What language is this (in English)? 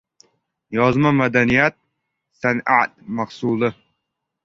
Uzbek